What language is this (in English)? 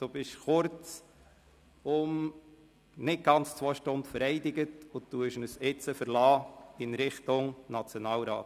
Swiss German